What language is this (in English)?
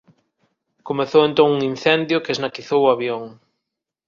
Galician